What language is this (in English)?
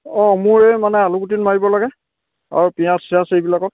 Assamese